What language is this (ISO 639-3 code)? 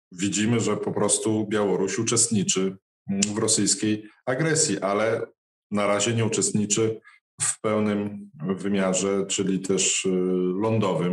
pol